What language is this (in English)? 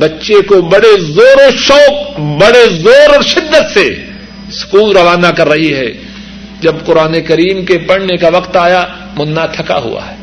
Urdu